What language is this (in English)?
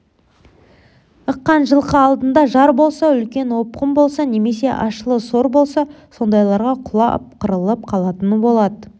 Kazakh